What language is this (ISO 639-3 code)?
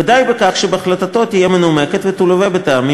heb